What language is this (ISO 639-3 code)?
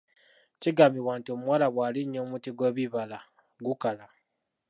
lug